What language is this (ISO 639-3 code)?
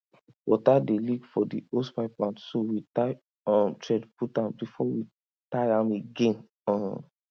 pcm